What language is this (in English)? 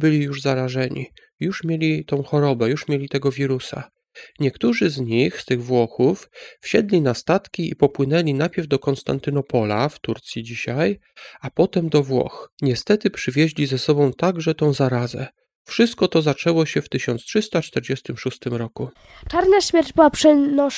Polish